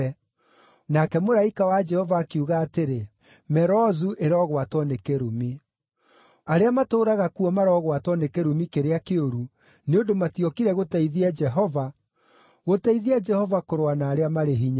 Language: Kikuyu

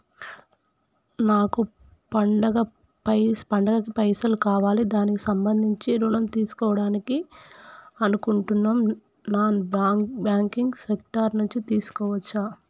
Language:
Telugu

